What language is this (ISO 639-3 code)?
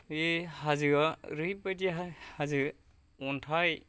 brx